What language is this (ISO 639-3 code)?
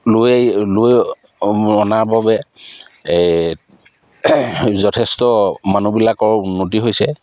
asm